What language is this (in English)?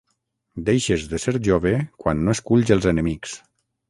Catalan